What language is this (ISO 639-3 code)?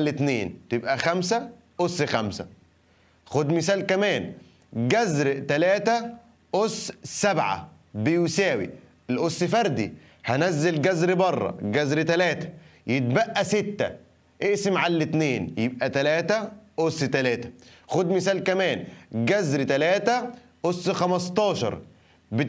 ara